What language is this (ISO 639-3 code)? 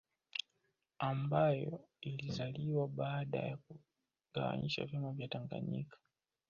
swa